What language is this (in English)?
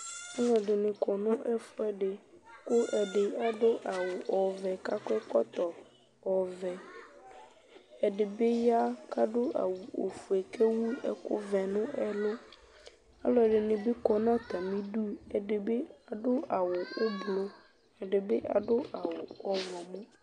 Ikposo